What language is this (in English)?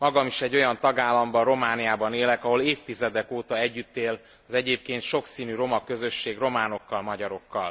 Hungarian